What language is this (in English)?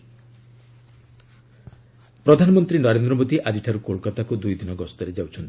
Odia